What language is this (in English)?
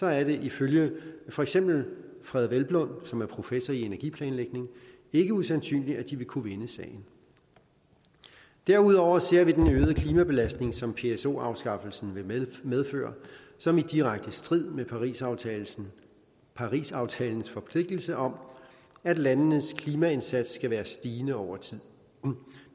Danish